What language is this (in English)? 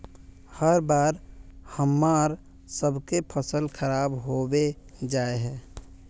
Magahi